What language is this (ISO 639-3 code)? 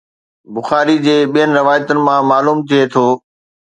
snd